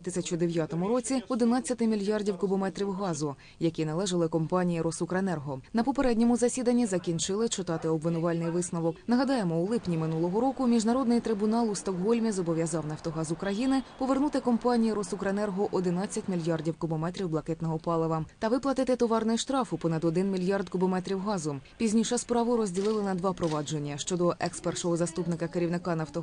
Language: Ukrainian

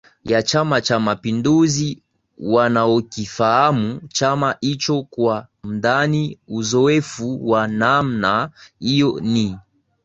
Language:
Swahili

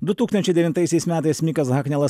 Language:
Lithuanian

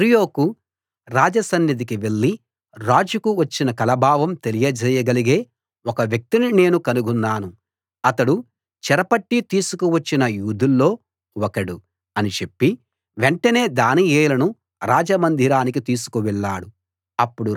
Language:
Telugu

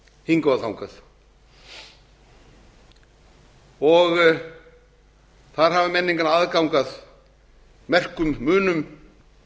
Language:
Icelandic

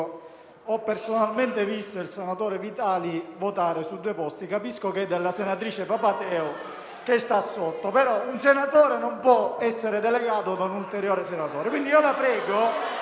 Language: Italian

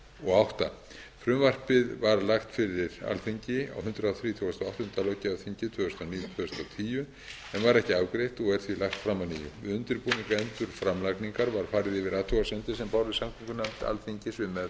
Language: Icelandic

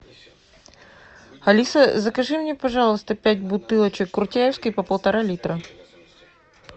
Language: Russian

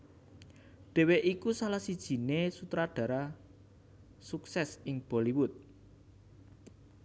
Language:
Javanese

